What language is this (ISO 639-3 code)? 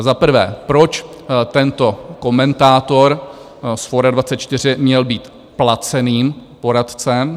ces